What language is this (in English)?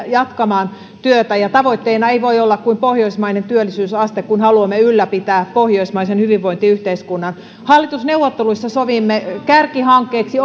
Finnish